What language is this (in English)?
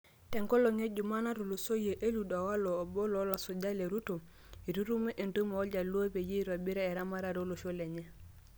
Masai